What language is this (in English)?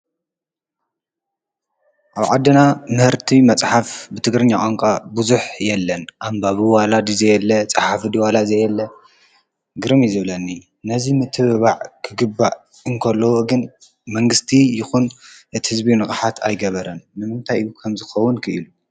Tigrinya